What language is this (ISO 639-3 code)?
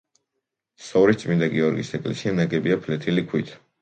kat